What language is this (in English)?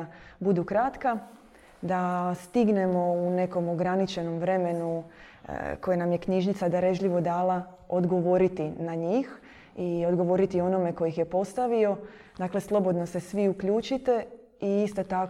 Croatian